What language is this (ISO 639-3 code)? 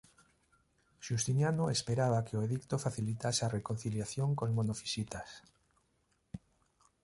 glg